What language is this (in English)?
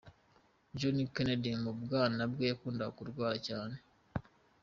Kinyarwanda